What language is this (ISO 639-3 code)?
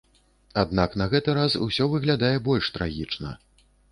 bel